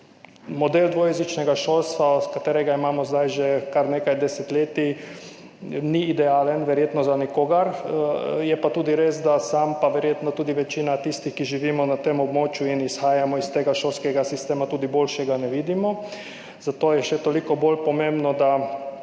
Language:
Slovenian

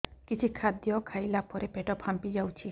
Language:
Odia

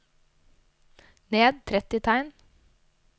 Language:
Norwegian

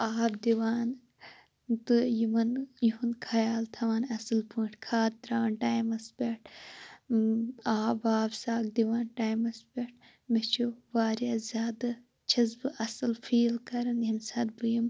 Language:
Kashmiri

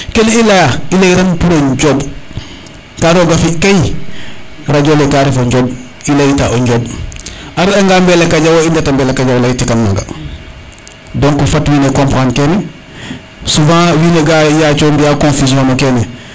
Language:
Serer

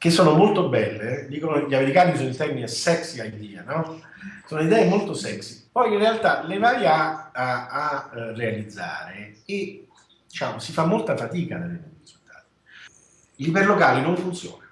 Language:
Italian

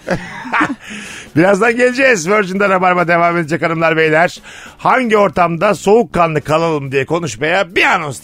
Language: Turkish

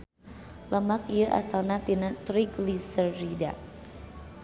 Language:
Sundanese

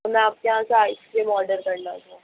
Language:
Hindi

